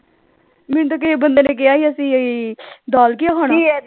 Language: Punjabi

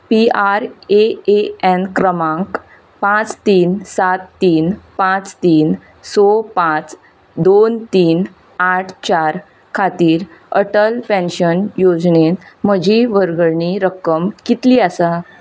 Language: Konkani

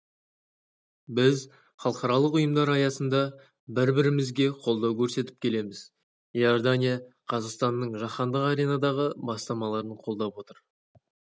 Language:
Kazakh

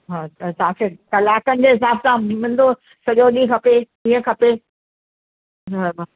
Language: Sindhi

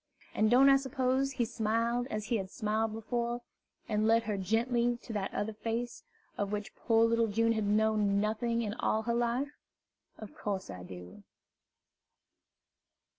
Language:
English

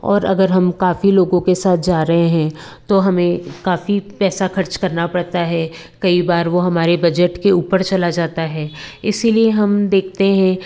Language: Hindi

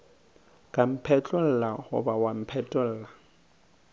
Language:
Northern Sotho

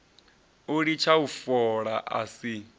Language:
Venda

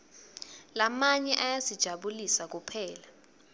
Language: Swati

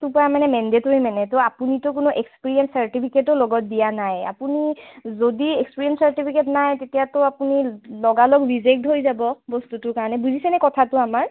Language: Assamese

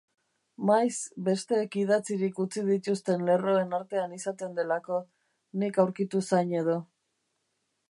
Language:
Basque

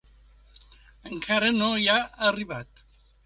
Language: Catalan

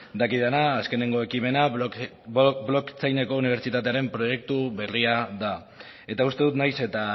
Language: Basque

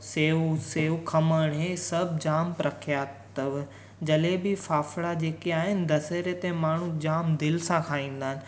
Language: Sindhi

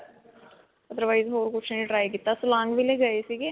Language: Punjabi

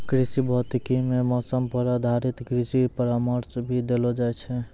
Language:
Maithili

